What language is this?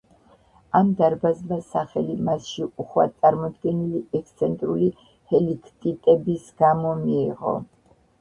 Georgian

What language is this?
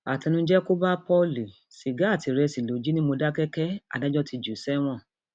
Yoruba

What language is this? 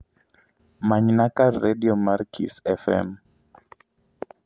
Luo (Kenya and Tanzania)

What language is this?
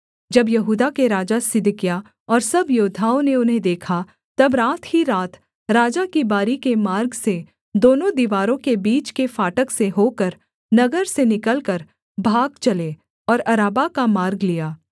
Hindi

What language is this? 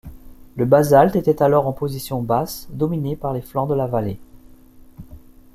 French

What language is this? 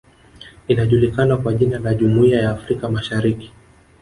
Swahili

